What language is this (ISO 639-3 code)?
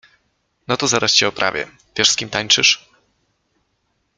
pol